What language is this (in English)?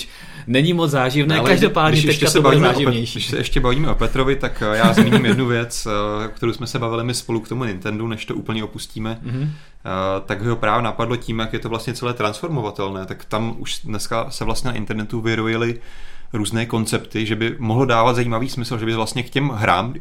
Czech